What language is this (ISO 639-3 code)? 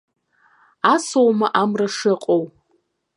abk